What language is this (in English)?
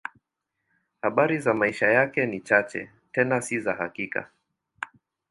Swahili